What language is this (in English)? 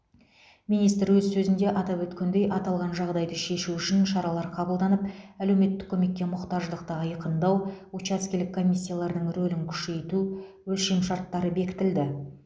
Kazakh